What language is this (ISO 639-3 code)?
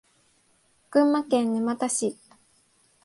jpn